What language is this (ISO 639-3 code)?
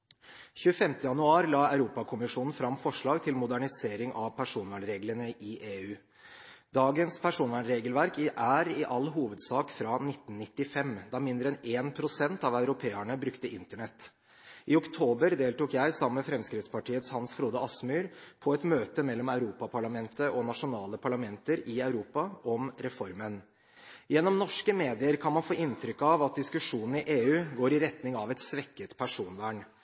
nob